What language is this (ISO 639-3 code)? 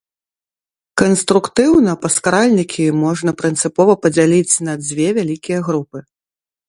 bel